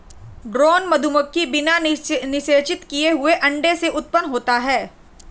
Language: Hindi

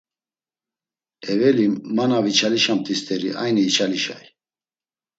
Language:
Laz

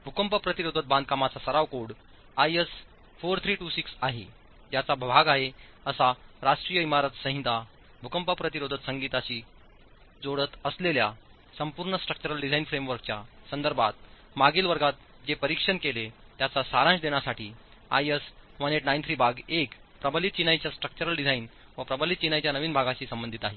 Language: Marathi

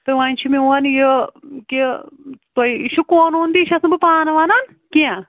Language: Kashmiri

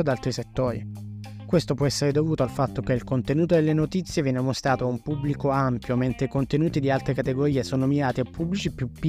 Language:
Italian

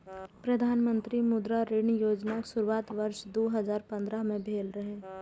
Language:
Maithili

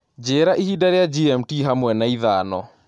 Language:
Kikuyu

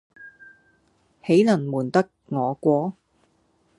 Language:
Cantonese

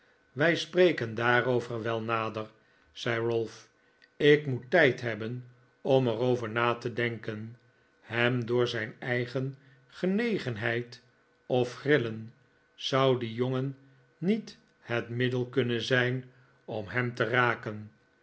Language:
Dutch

